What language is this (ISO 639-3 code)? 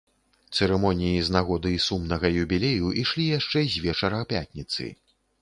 bel